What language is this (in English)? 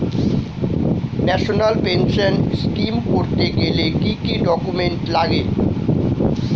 Bangla